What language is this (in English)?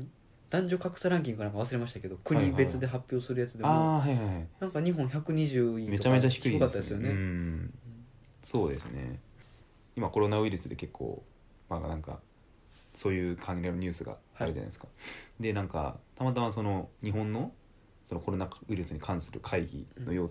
Japanese